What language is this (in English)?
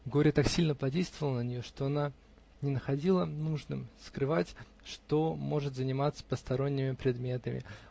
Russian